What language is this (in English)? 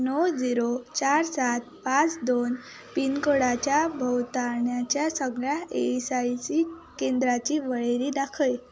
Konkani